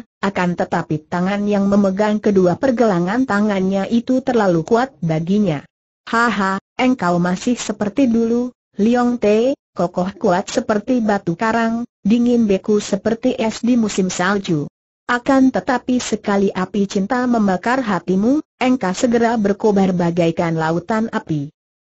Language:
Indonesian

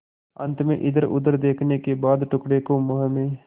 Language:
Hindi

